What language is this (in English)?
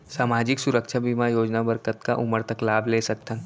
Chhattisgarhi